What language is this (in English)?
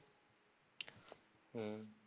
Bangla